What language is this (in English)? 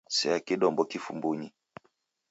Taita